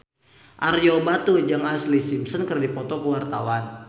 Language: Sundanese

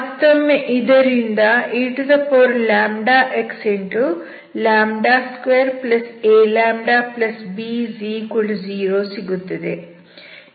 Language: Kannada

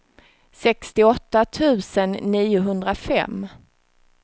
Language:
Swedish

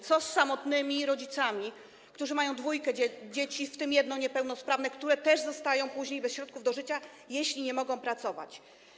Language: Polish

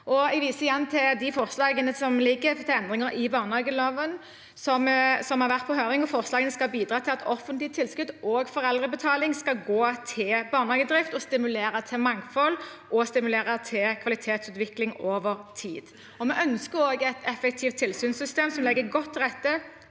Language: Norwegian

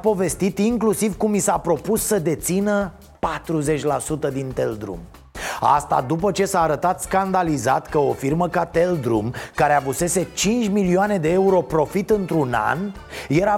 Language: Romanian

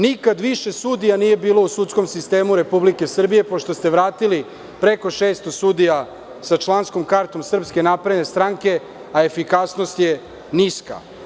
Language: Serbian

